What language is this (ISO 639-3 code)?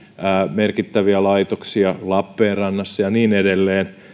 fin